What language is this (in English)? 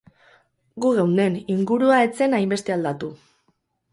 Basque